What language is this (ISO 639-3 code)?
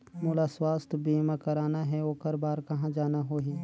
hne